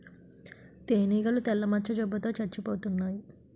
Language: Telugu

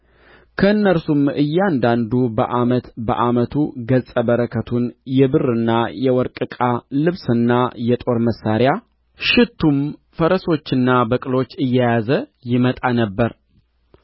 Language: Amharic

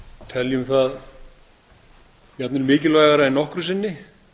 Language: Icelandic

